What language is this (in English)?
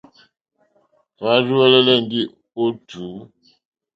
Mokpwe